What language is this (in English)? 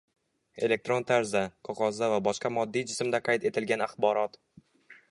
Uzbek